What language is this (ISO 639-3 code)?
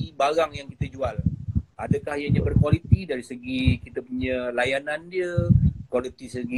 msa